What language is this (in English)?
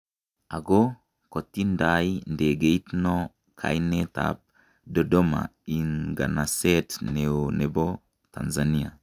Kalenjin